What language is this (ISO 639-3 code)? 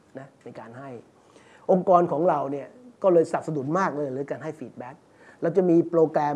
tha